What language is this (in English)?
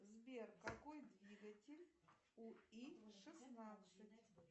Russian